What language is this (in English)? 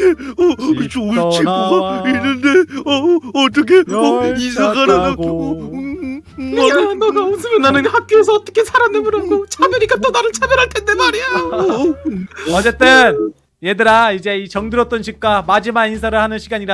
Korean